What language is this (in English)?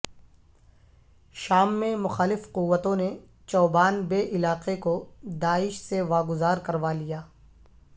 Urdu